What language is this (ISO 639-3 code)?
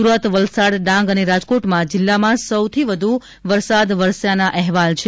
guj